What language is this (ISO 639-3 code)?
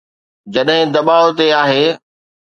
snd